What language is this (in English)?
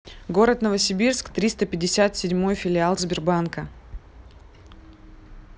Russian